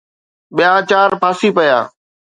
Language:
Sindhi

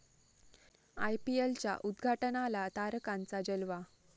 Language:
Marathi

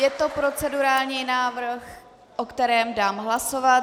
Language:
Czech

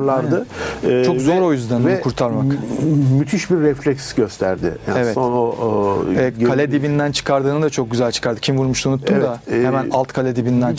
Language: Turkish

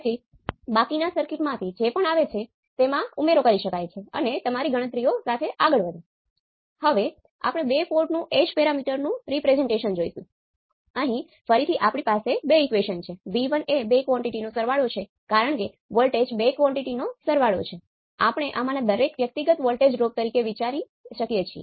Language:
Gujarati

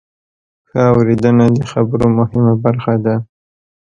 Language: Pashto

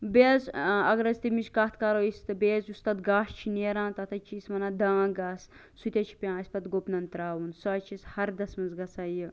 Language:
Kashmiri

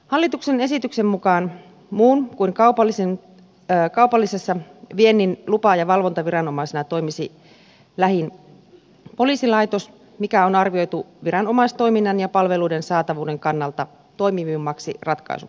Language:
Finnish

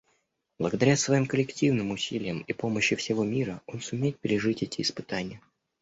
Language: Russian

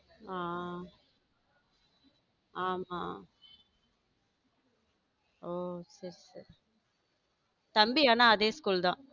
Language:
Tamil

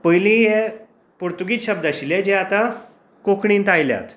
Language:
Konkani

